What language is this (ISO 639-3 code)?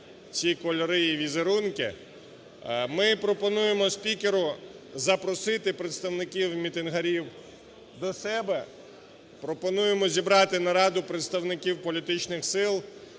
ukr